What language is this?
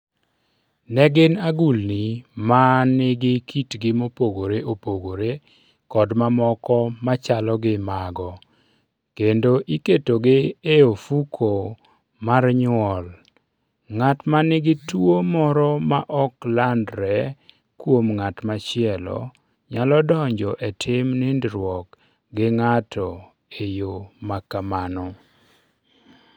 Luo (Kenya and Tanzania)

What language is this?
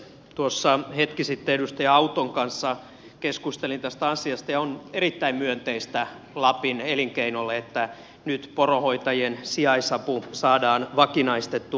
Finnish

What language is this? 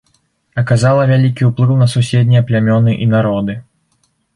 Belarusian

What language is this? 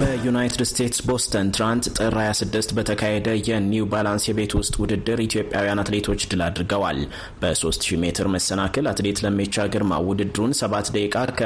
Amharic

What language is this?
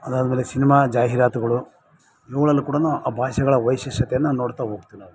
Kannada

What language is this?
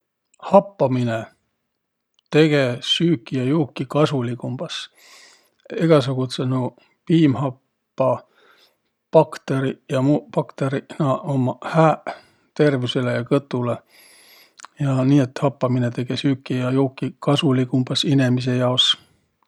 Võro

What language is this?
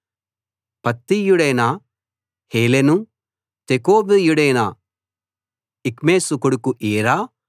Telugu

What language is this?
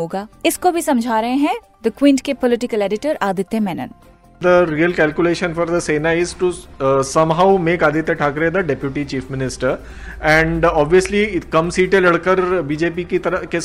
Hindi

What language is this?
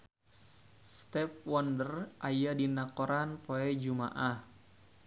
Sundanese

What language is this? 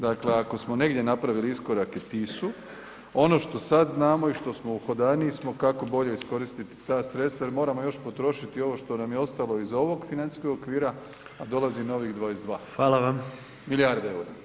Croatian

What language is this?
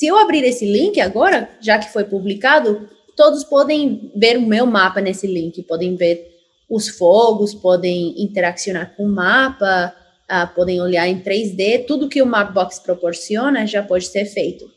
Portuguese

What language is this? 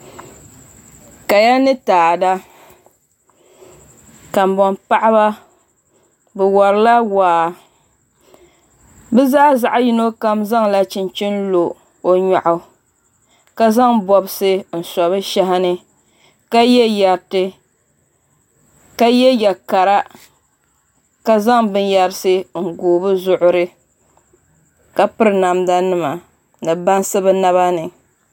Dagbani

